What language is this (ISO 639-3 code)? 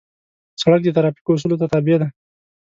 pus